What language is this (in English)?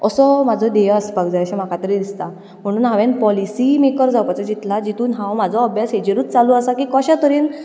Konkani